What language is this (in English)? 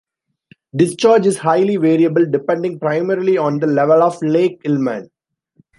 English